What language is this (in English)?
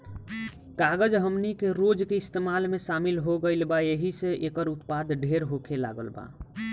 Bhojpuri